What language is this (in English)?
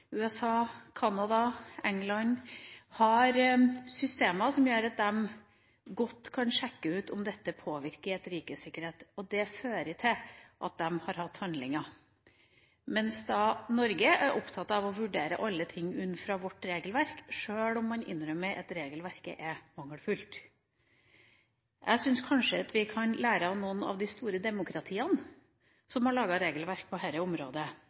Norwegian Bokmål